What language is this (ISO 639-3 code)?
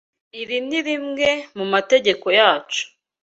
kin